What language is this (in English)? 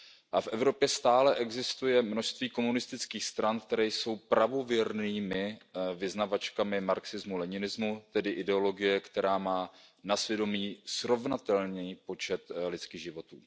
Czech